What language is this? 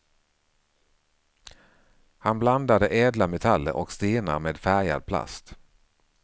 Swedish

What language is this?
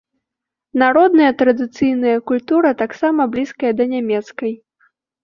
Belarusian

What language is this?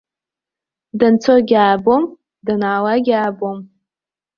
Abkhazian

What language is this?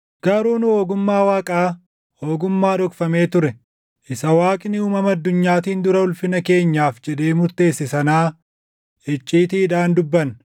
Oromo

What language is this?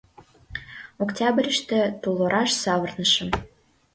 Mari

